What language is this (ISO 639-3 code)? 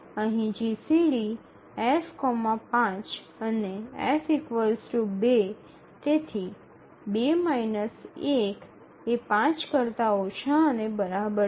guj